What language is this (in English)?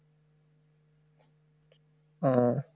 Bangla